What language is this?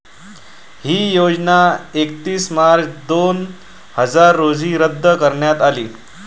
Marathi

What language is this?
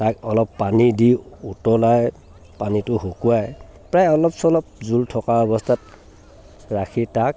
Assamese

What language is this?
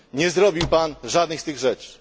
Polish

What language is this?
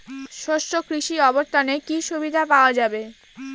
Bangla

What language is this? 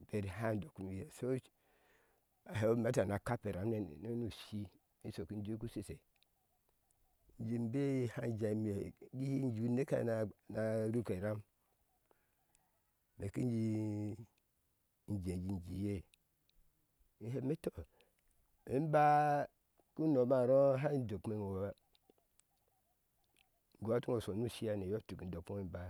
Ashe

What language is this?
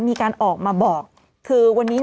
Thai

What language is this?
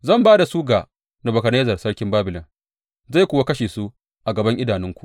Hausa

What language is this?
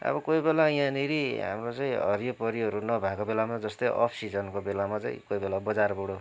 Nepali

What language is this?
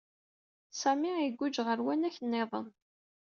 Kabyle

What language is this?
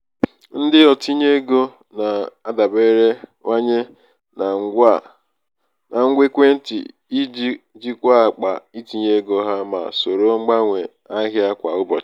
Igbo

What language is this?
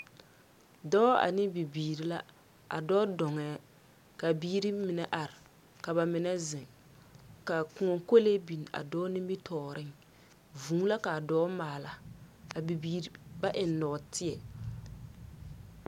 Southern Dagaare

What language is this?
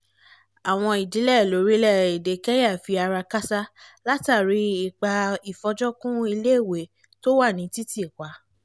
Yoruba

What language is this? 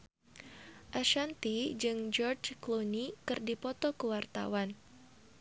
Sundanese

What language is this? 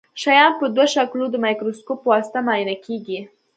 Pashto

